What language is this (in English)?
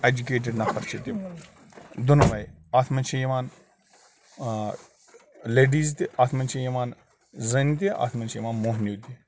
Kashmiri